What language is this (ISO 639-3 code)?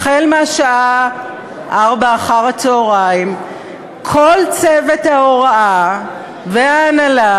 heb